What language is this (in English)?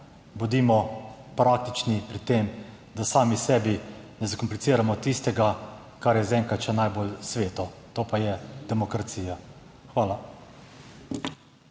Slovenian